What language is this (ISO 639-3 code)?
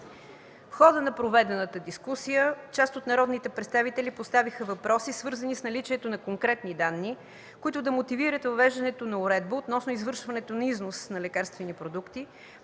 bul